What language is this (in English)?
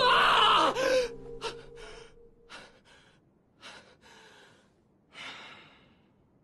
Japanese